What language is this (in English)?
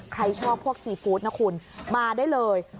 Thai